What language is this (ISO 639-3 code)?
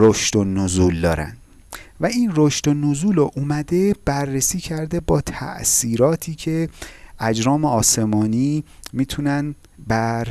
fas